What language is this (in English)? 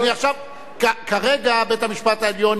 Hebrew